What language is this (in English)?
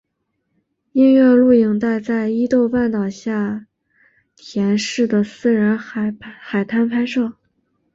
Chinese